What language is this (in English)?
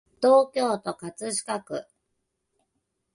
Japanese